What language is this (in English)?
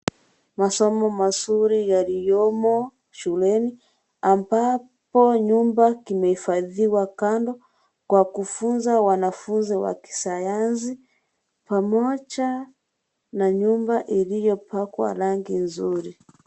Swahili